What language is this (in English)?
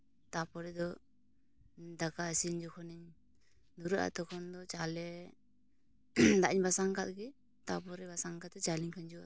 Santali